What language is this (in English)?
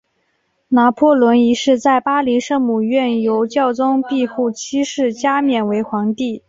Chinese